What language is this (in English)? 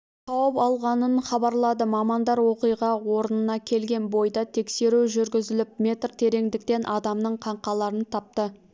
Kazakh